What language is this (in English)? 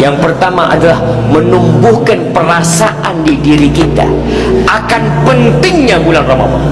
Indonesian